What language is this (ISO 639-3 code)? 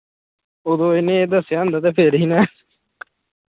pan